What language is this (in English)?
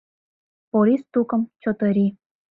Mari